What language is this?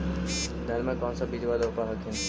Magahi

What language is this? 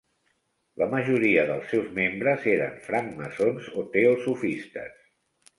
Catalan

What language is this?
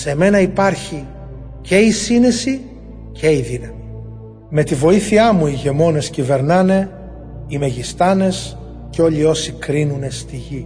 Greek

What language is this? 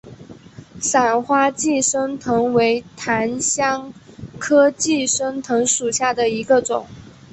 Chinese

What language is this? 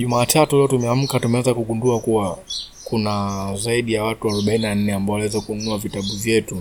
Swahili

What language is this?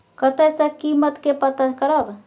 Maithili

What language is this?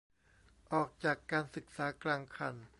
Thai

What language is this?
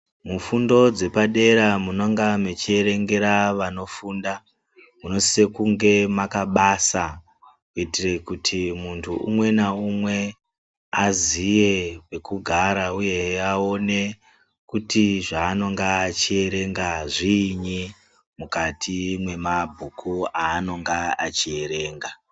Ndau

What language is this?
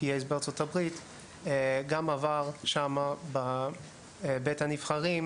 Hebrew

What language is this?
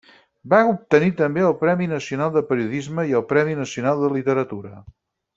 Catalan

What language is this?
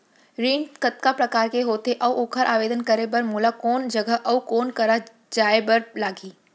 Chhattisgarhi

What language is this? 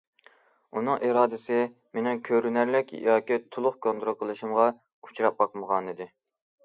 Uyghur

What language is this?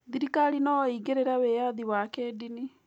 Kikuyu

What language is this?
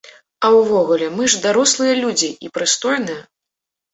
Belarusian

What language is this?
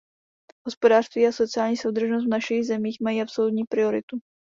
Czech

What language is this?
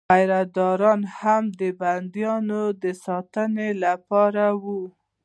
Pashto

